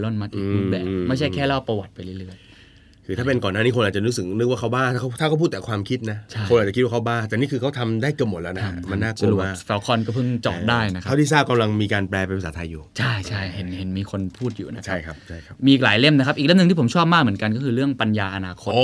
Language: Thai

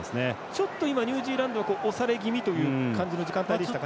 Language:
Japanese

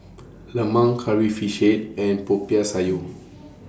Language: English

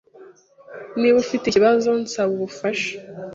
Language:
Kinyarwanda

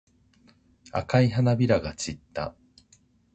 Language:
Japanese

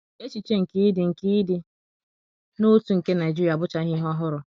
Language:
Igbo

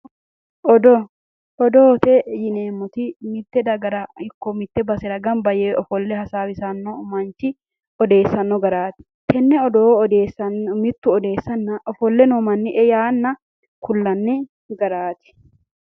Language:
Sidamo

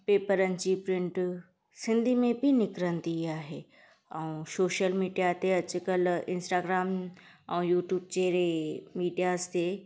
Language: Sindhi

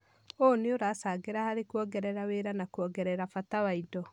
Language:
Kikuyu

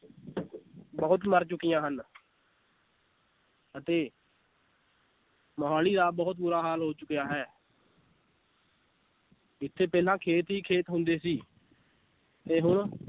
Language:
Punjabi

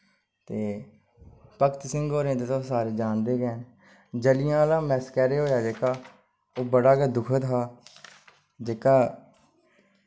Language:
Dogri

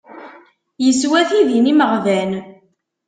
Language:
Kabyle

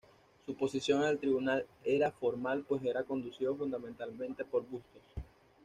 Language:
Spanish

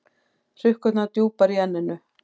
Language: Icelandic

